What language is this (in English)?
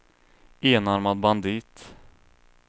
Swedish